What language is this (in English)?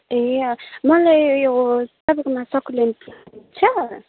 Nepali